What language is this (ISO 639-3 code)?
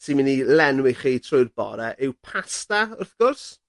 cym